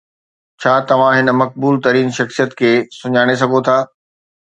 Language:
Sindhi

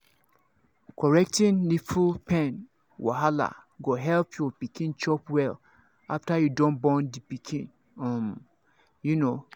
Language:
Nigerian Pidgin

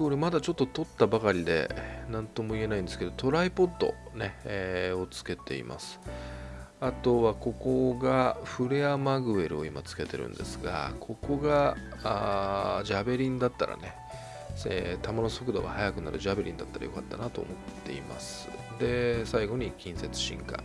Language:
Japanese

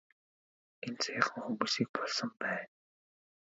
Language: Mongolian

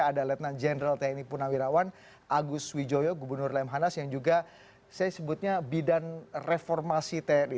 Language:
Indonesian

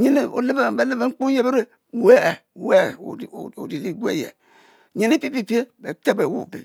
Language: Mbe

